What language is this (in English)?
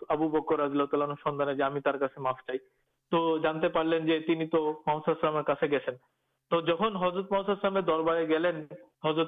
Urdu